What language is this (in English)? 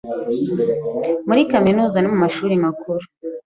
Kinyarwanda